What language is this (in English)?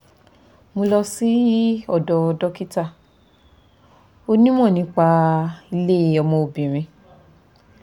Yoruba